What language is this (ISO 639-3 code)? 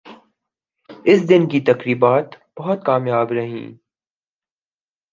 urd